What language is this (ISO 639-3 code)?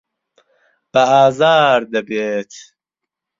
ckb